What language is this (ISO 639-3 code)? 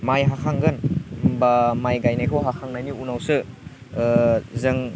brx